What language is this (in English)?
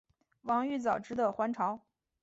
Chinese